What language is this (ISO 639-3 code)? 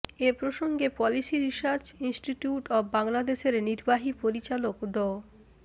ben